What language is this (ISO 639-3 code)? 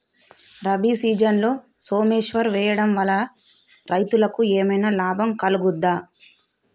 tel